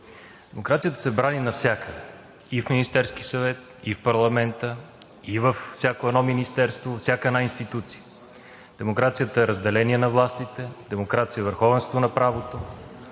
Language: Bulgarian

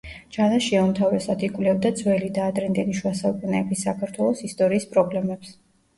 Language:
Georgian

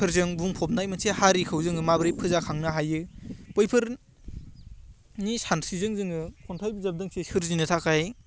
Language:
Bodo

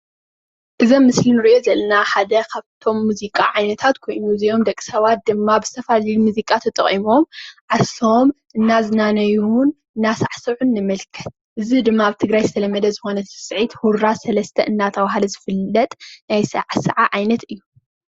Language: Tigrinya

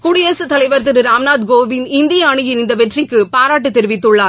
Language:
Tamil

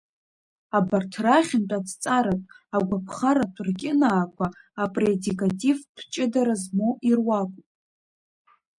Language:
Abkhazian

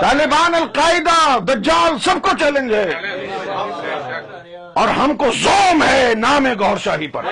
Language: Urdu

